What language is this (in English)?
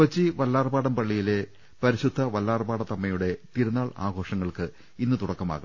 Malayalam